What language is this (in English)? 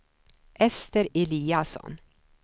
Swedish